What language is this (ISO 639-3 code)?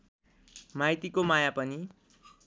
nep